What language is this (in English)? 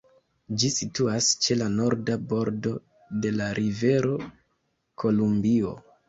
Esperanto